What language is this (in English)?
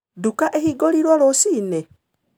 Kikuyu